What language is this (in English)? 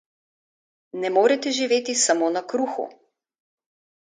Slovenian